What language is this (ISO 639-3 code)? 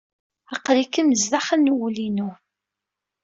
kab